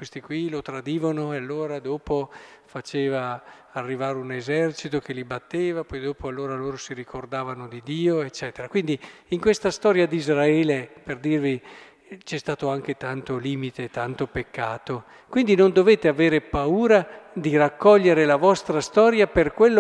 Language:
Italian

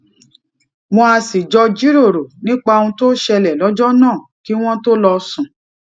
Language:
Yoruba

